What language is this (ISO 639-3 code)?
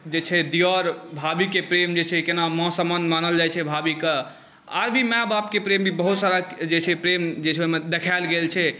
mai